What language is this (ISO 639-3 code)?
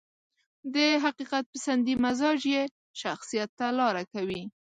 pus